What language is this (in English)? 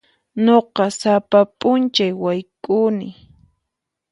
Puno Quechua